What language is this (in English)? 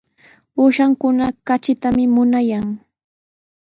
Sihuas Ancash Quechua